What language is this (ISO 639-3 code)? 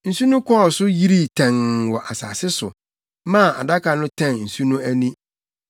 aka